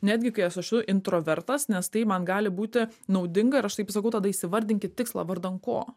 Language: Lithuanian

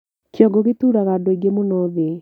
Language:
Kikuyu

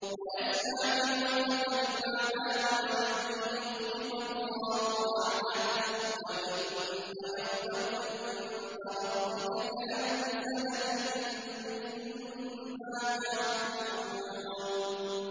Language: Arabic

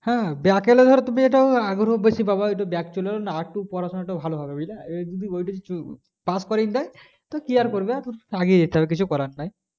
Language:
Bangla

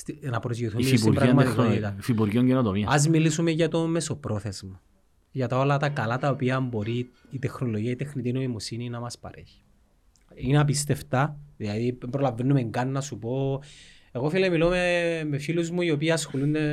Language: Greek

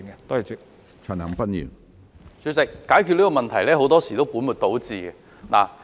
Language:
Cantonese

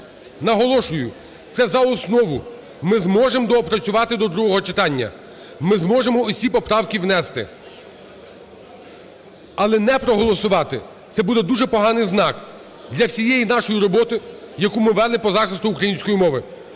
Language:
Ukrainian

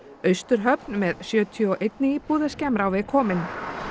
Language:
Icelandic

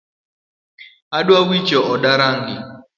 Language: Luo (Kenya and Tanzania)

